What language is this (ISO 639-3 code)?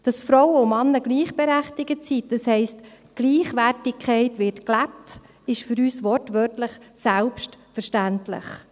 gsw